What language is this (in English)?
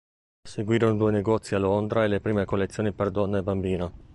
Italian